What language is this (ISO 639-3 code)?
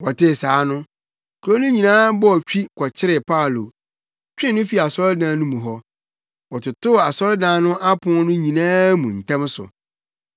aka